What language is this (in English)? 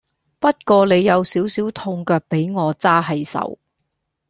Cantonese